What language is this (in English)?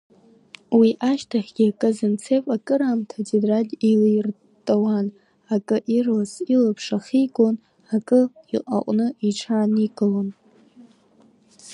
Abkhazian